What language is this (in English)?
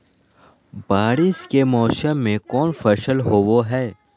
Magahi